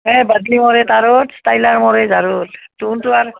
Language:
Assamese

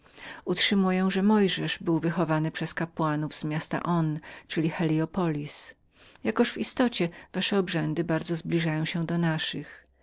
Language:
Polish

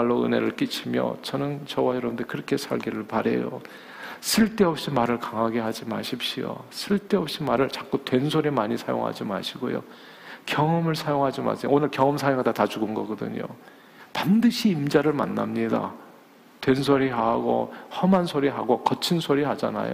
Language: Korean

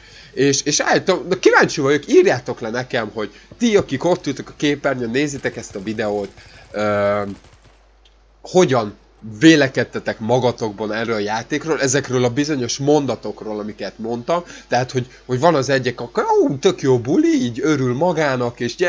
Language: Hungarian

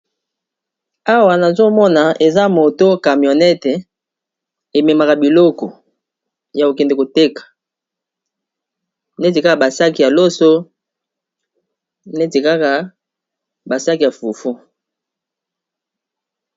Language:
Lingala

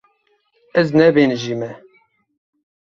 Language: Kurdish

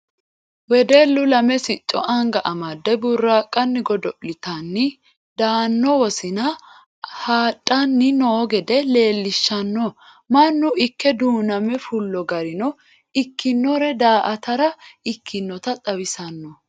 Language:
Sidamo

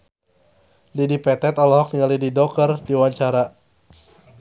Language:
Sundanese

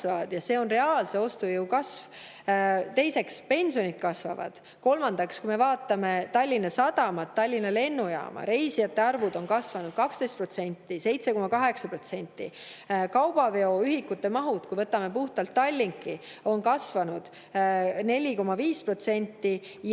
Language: Estonian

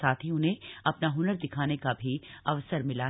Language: Hindi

